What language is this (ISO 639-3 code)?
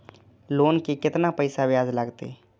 mai